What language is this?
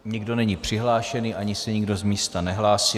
Czech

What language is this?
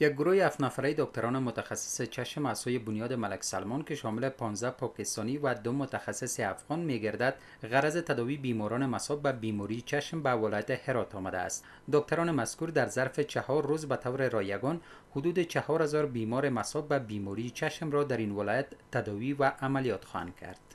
Persian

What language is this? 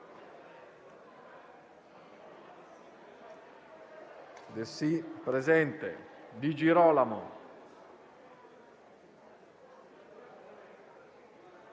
Italian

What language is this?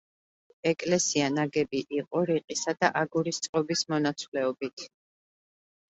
Georgian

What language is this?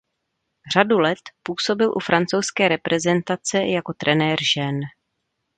Czech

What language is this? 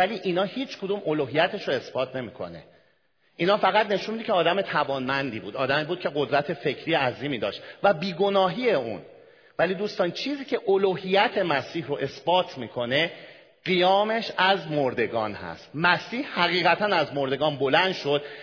Persian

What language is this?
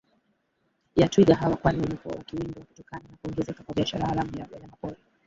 Swahili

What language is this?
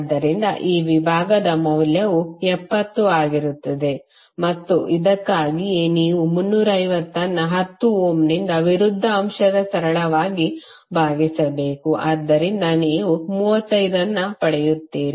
Kannada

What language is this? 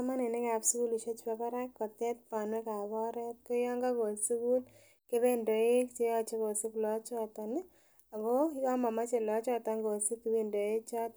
Kalenjin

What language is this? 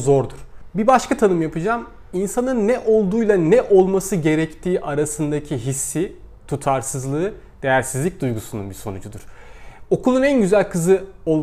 Turkish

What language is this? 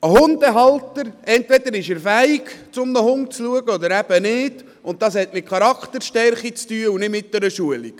Swiss German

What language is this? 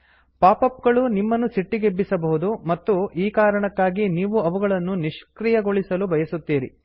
Kannada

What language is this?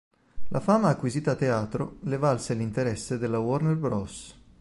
Italian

